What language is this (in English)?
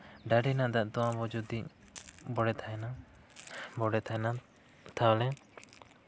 Santali